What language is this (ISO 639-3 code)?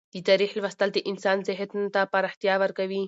pus